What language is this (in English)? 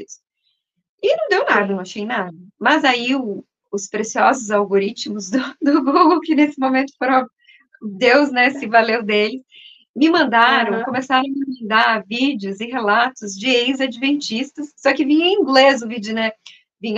Portuguese